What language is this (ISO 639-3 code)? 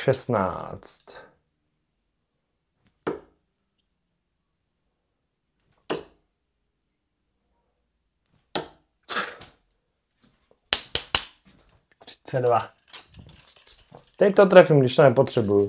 ces